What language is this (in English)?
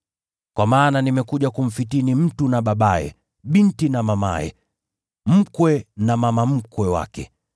Swahili